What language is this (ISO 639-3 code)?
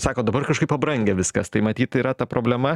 lit